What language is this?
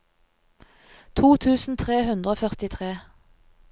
Norwegian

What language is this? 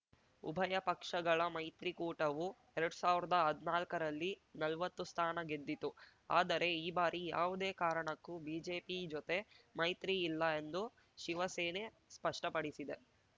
Kannada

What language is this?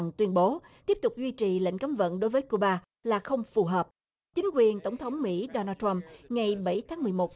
Vietnamese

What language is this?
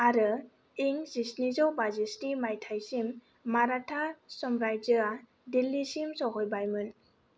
Bodo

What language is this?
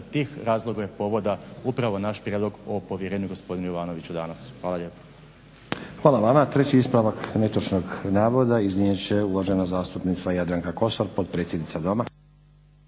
Croatian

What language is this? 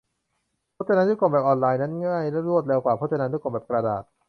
Thai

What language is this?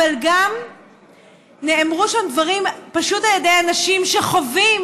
Hebrew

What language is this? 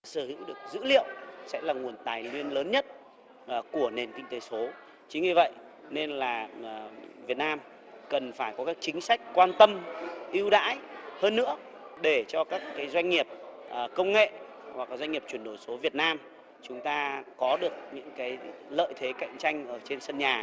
Vietnamese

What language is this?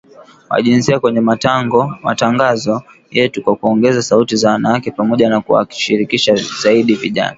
Swahili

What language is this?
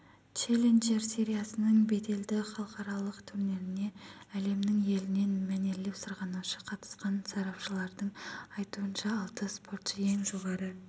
Kazakh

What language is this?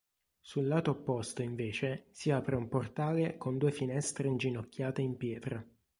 Italian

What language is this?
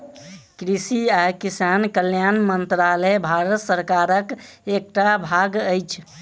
Maithili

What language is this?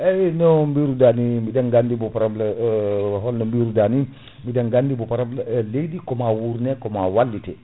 Fula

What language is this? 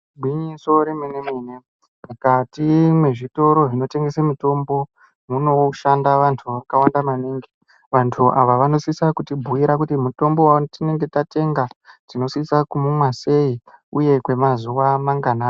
Ndau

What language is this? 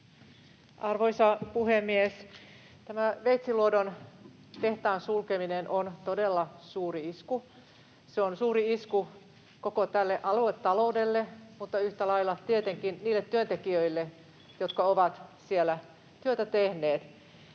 Finnish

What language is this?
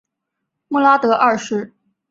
Chinese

